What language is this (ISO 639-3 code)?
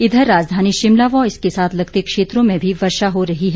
hin